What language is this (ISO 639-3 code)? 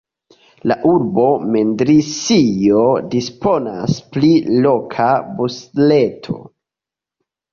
epo